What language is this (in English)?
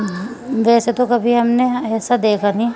Urdu